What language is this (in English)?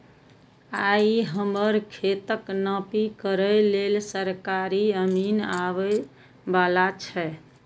Maithili